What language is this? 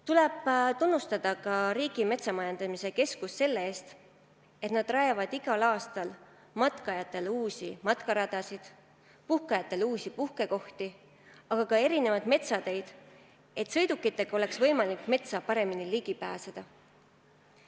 Estonian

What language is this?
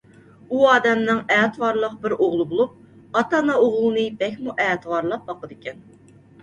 Uyghur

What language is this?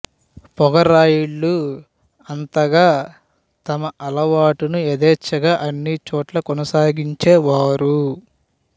Telugu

